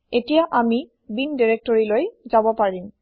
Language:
Assamese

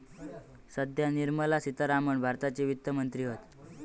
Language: Marathi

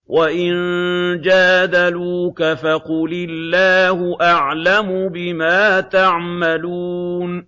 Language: Arabic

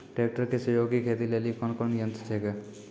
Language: Maithili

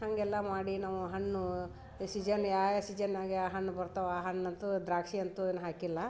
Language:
Kannada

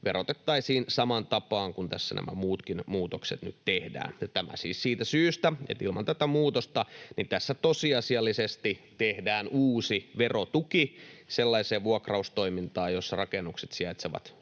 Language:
Finnish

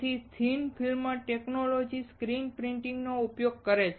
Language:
Gujarati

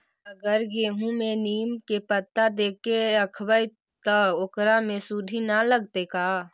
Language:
Magahi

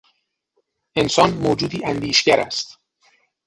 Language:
Persian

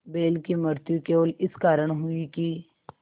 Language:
Hindi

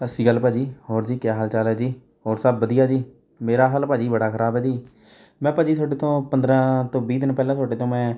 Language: Punjabi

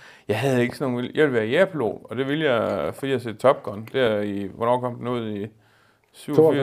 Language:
Danish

